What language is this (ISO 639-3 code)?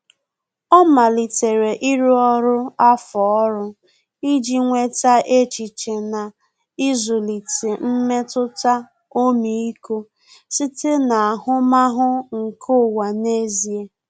ibo